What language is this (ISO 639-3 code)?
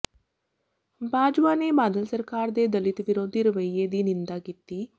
pan